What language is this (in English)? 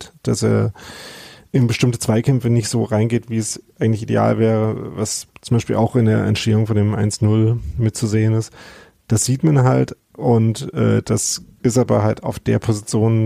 German